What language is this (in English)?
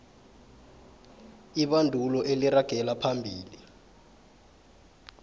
South Ndebele